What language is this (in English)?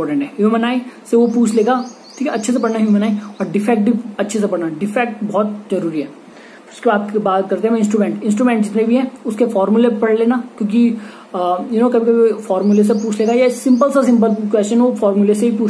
Hindi